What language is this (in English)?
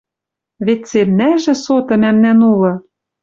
Western Mari